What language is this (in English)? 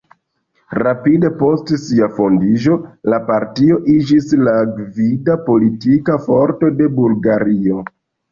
Esperanto